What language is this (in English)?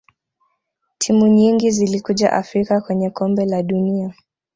Swahili